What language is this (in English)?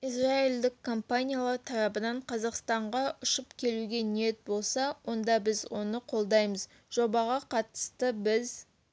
Kazakh